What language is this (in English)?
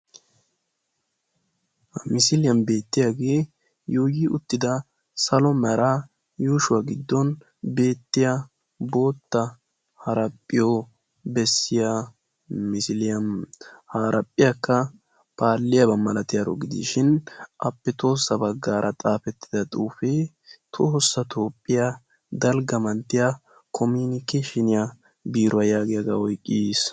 Wolaytta